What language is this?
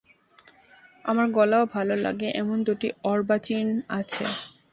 Bangla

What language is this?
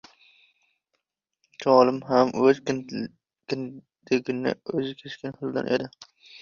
Uzbek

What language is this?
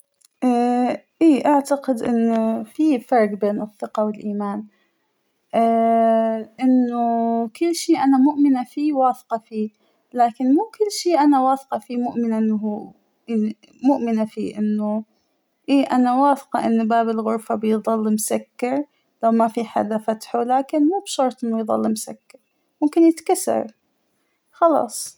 Hijazi Arabic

